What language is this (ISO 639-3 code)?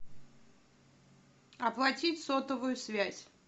rus